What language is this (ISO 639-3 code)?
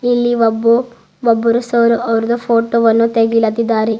kan